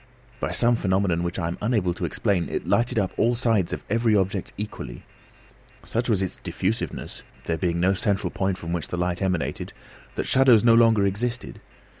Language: English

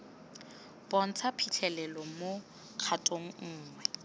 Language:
Tswana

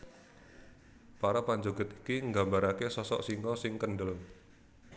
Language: Javanese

